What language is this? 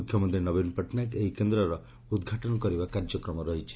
Odia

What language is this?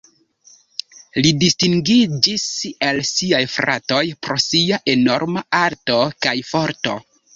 Esperanto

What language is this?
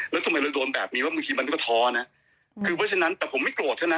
Thai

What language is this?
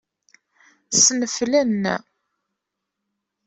Kabyle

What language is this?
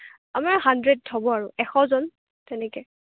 Assamese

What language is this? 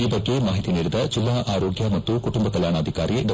Kannada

